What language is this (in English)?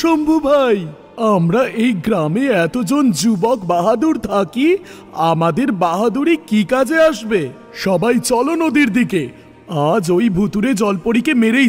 Hindi